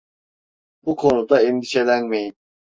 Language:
Turkish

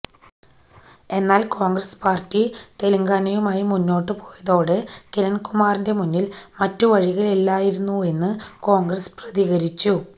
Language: Malayalam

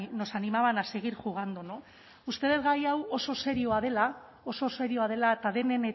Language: Basque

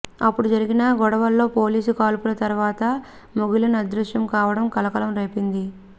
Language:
Telugu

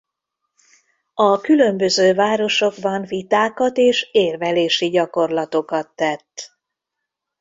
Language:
Hungarian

